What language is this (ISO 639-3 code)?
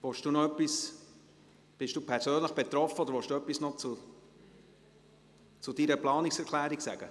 gsw